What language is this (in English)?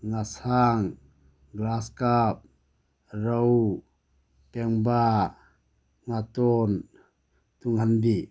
Manipuri